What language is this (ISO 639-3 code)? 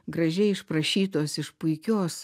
lit